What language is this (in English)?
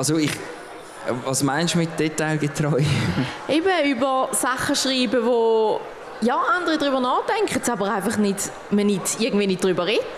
German